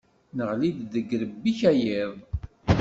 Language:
Kabyle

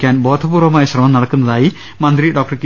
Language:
Malayalam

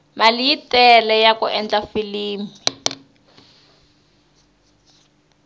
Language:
Tsonga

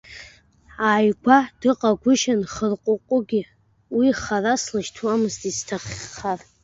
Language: Abkhazian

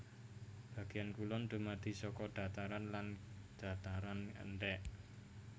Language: Javanese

